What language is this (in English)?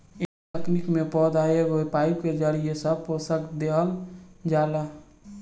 Bhojpuri